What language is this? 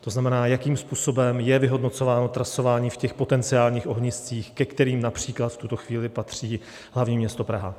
Czech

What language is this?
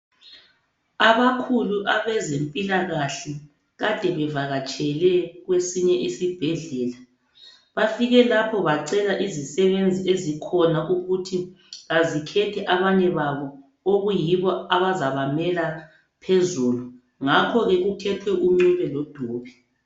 North Ndebele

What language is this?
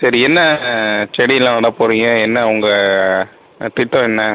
Tamil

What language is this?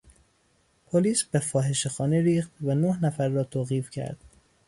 Persian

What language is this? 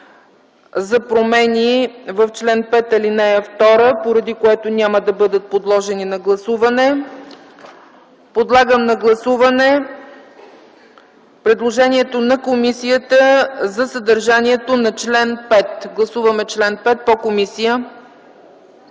Bulgarian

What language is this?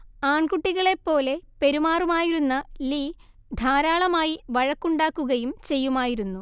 Malayalam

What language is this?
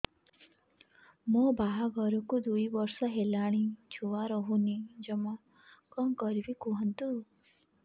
Odia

